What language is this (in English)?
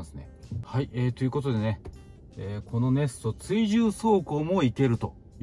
Japanese